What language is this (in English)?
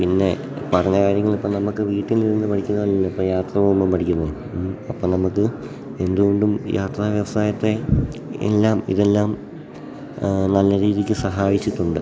Malayalam